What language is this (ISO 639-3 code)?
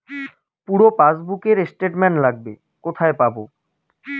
ben